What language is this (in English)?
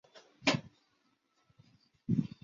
Chinese